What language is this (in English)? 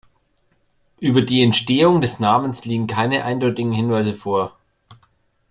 German